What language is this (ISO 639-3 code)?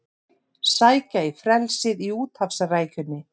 isl